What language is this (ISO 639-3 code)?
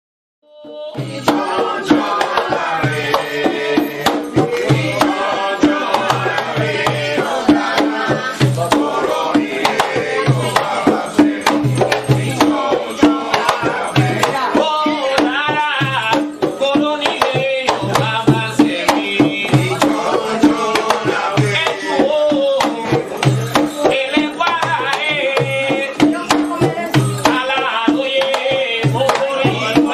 tha